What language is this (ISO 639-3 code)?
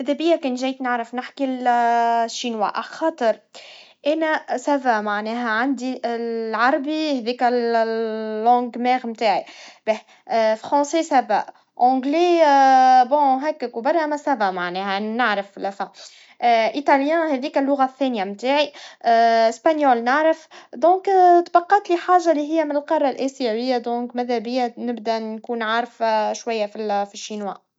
aeb